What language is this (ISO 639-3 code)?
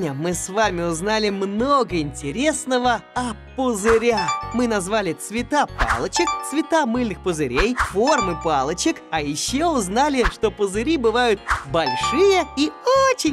rus